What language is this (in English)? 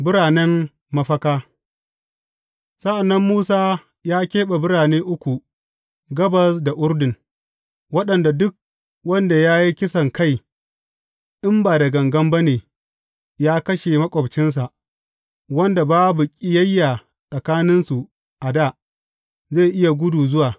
Hausa